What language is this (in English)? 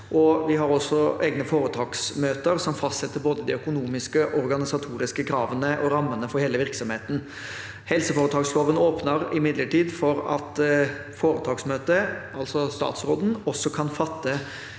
Norwegian